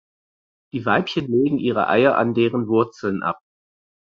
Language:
German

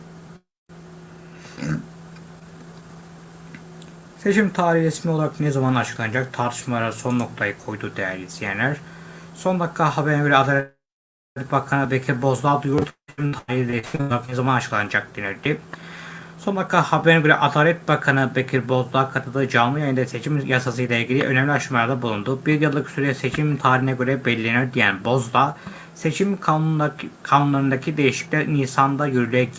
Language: Turkish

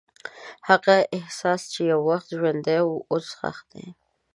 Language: Pashto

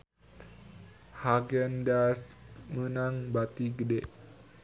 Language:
Sundanese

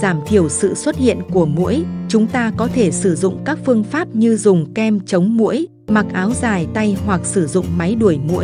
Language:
Vietnamese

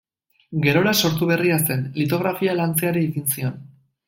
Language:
Basque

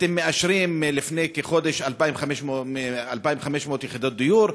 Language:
Hebrew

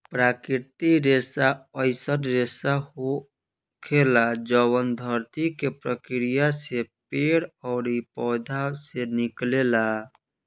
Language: Bhojpuri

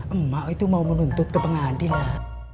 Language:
Indonesian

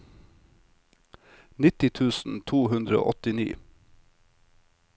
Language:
Norwegian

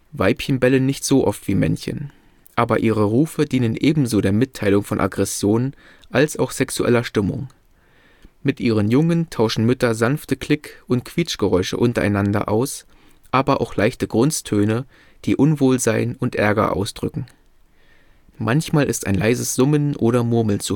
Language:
German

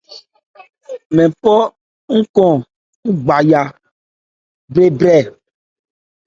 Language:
Ebrié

